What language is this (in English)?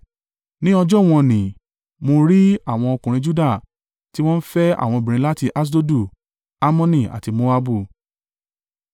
Yoruba